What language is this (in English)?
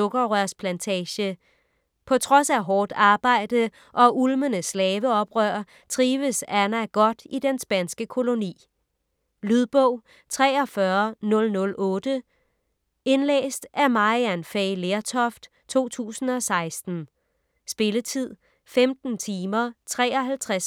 Danish